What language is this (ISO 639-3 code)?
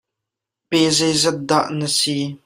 cnh